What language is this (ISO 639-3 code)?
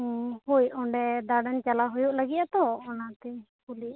sat